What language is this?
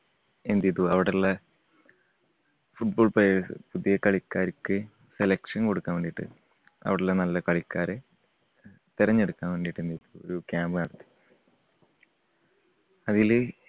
Malayalam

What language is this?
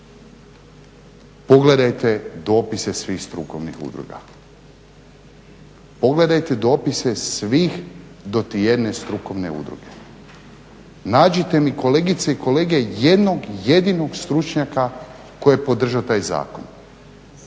Croatian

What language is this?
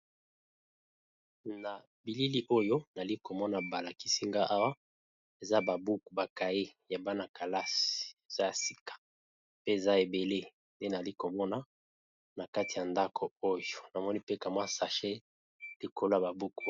Lingala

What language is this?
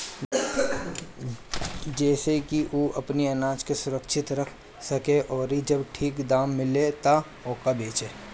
Bhojpuri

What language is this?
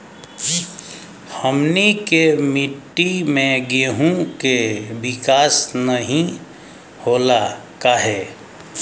Bhojpuri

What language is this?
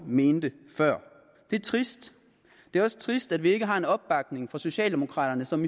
Danish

